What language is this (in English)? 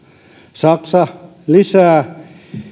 Finnish